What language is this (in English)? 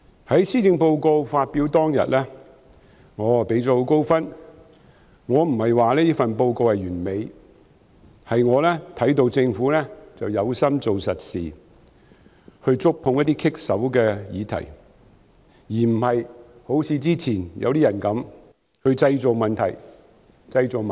Cantonese